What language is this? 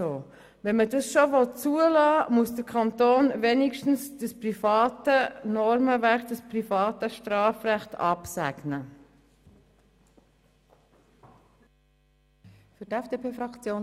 Swiss German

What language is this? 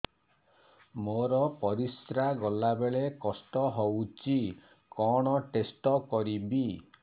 Odia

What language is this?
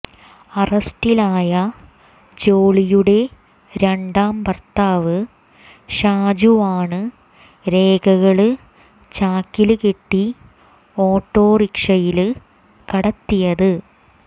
Malayalam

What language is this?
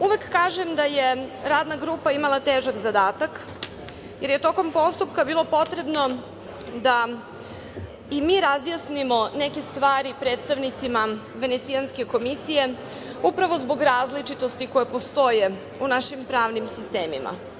Serbian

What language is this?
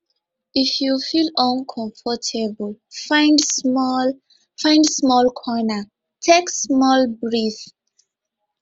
Nigerian Pidgin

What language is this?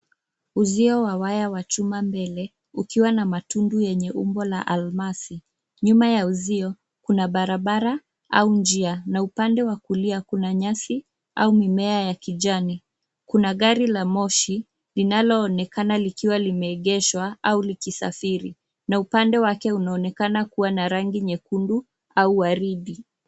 Swahili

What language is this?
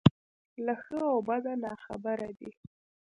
Pashto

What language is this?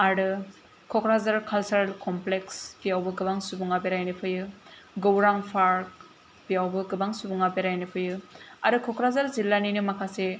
Bodo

